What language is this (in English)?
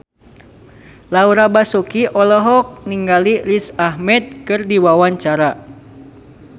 Sundanese